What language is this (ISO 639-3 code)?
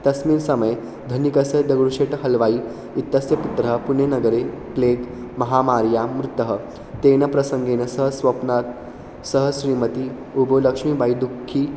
san